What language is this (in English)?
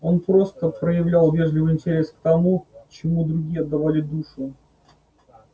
Russian